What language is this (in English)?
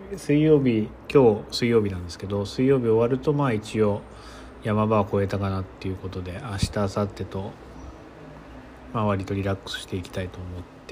Japanese